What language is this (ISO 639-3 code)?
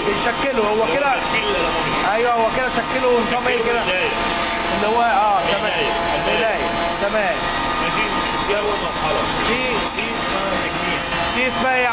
ara